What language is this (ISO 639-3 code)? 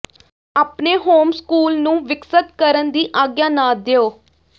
pan